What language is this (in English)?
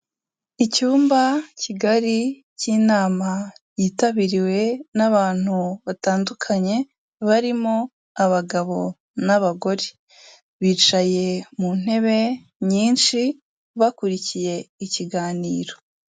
Kinyarwanda